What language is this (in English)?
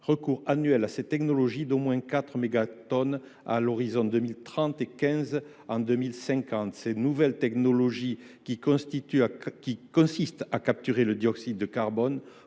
French